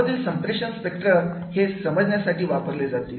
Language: Marathi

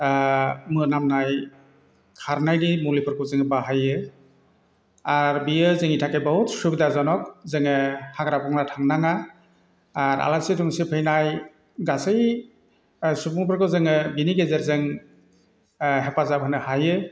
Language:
Bodo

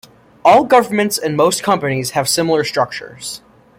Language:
English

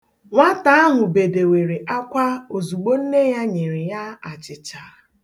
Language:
Igbo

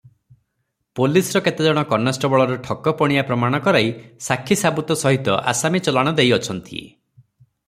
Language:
Odia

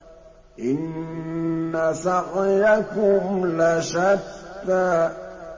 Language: Arabic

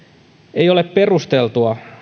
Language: Finnish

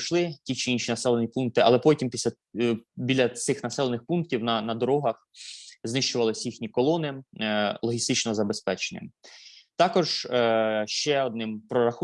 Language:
Ukrainian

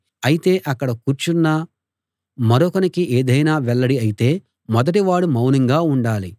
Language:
Telugu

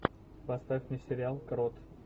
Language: Russian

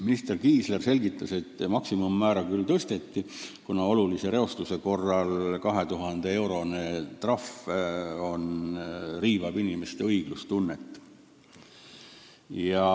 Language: Estonian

